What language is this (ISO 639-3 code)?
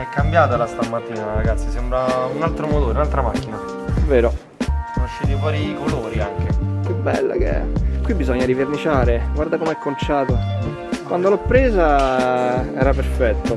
ita